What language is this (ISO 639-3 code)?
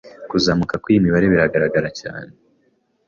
kin